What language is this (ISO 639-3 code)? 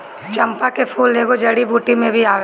bho